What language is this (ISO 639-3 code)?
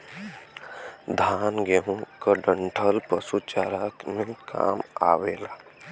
bho